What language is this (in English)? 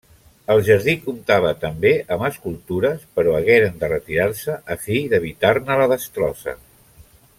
Catalan